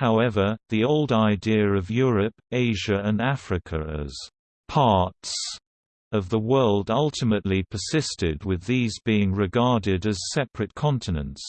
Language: English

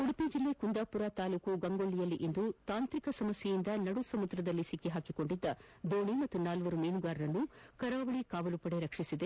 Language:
Kannada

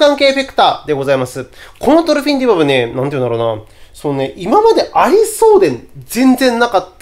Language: Japanese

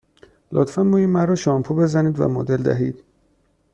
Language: Persian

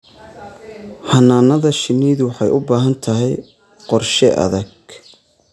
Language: Somali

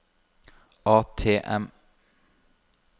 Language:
Norwegian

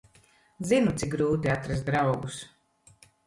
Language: Latvian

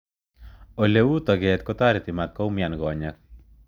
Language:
Kalenjin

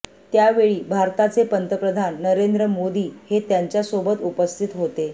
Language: Marathi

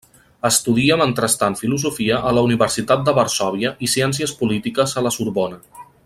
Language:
Catalan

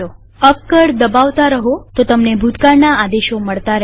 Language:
Gujarati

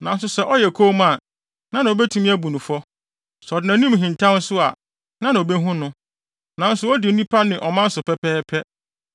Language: Akan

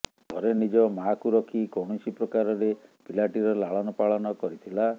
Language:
Odia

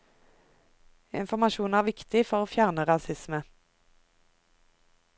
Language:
Norwegian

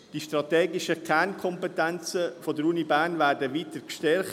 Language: Swiss German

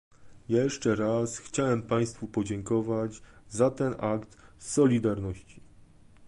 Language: Polish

